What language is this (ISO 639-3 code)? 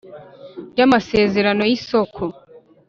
kin